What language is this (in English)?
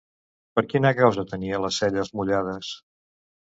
Catalan